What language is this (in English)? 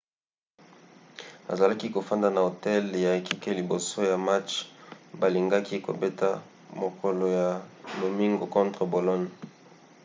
Lingala